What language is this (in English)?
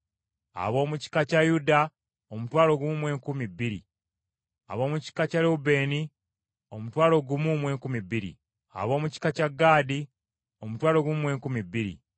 Ganda